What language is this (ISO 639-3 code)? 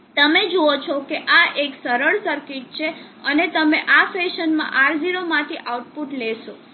guj